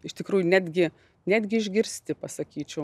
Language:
Lithuanian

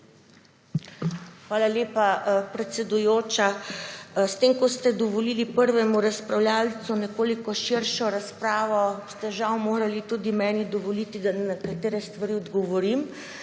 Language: Slovenian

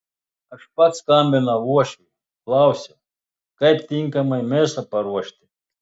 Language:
Lithuanian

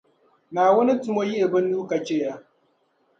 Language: Dagbani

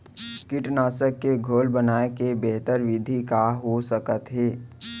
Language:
Chhattisgarhi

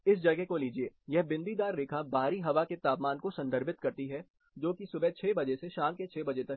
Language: Hindi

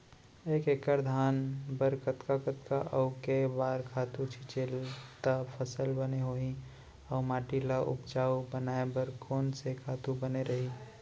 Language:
Chhattisgarhi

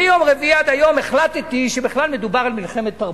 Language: Hebrew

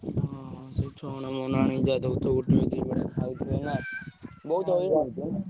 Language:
Odia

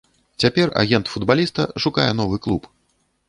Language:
Belarusian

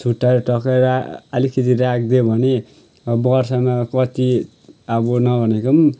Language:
Nepali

